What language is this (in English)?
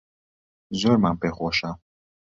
Central Kurdish